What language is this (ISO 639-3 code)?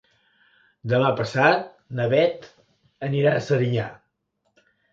cat